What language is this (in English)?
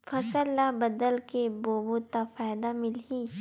Chhattisgarhi